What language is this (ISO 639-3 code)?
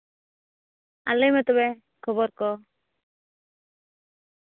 sat